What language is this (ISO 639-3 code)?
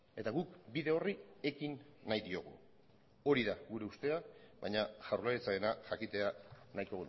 eus